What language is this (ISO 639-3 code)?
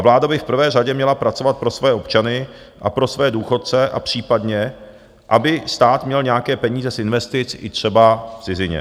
ces